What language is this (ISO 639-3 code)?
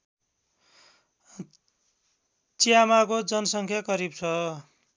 nep